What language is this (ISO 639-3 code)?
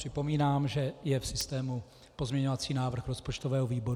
ces